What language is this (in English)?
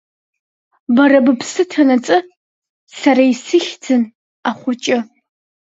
Abkhazian